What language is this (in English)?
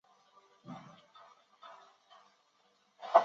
Chinese